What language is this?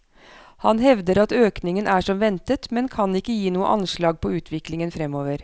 Norwegian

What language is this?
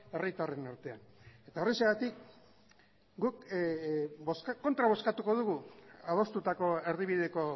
Basque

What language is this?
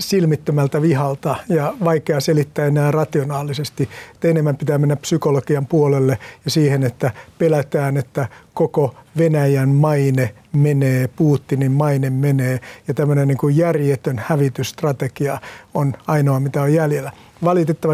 Finnish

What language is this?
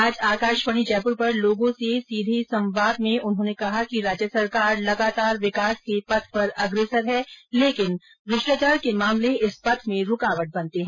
Hindi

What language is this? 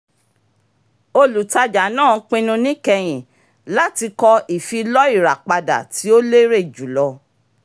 Yoruba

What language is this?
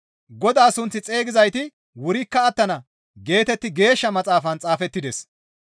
Gamo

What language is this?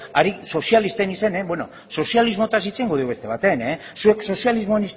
Basque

